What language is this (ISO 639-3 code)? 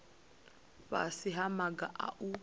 ven